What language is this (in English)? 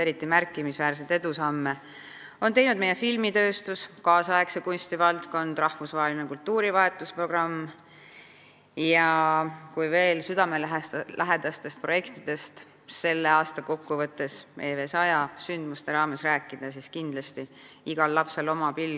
Estonian